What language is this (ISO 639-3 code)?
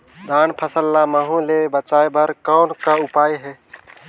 hne